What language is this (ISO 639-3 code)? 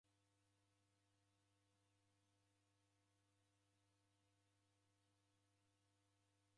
dav